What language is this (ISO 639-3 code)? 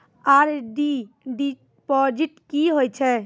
mai